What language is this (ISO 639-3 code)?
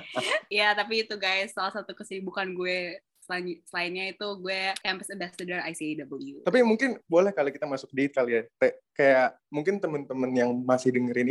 ind